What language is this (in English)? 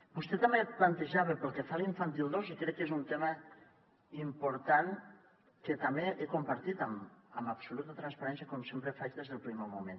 Catalan